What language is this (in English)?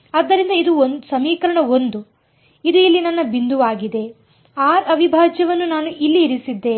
Kannada